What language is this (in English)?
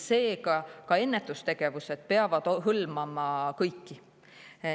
Estonian